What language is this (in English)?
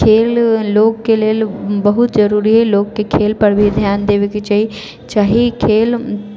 Maithili